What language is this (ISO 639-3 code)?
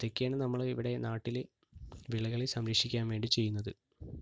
mal